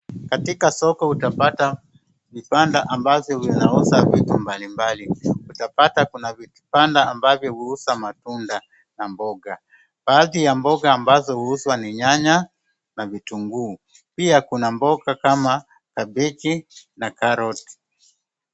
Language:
Swahili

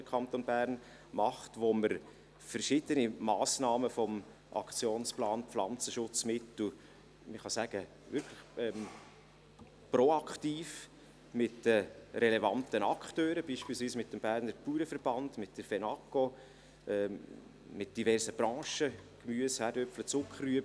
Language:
Swiss German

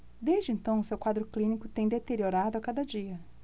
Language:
Portuguese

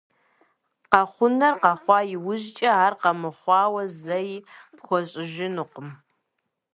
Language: Kabardian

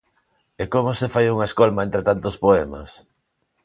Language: Galician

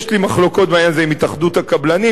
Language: Hebrew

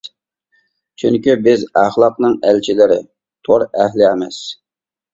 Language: Uyghur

